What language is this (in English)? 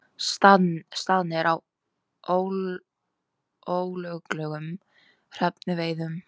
Icelandic